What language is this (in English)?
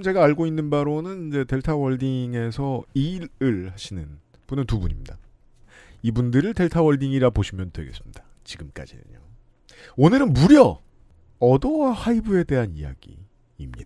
Korean